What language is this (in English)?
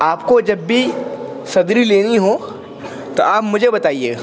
Urdu